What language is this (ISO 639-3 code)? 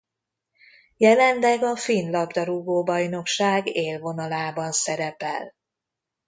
hun